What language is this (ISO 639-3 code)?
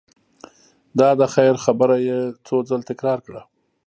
pus